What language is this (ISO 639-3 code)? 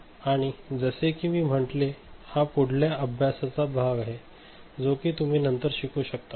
mar